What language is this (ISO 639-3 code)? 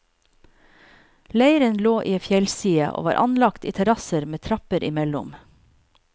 nor